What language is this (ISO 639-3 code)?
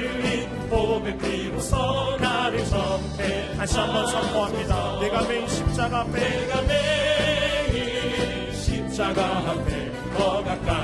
kor